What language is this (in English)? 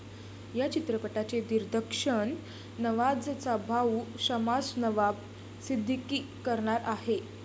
Marathi